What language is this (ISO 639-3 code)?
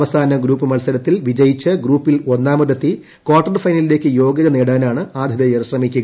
mal